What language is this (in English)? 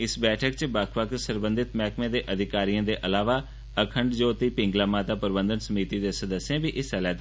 Dogri